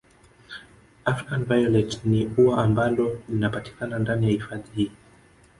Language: Swahili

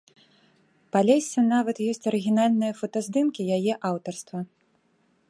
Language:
Belarusian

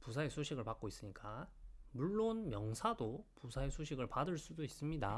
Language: Korean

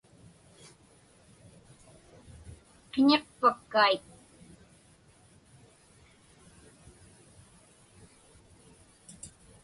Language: Inupiaq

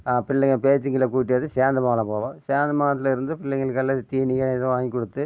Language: Tamil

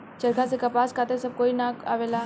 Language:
Bhojpuri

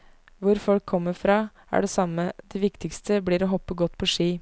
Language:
Norwegian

